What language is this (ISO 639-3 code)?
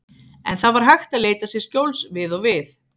isl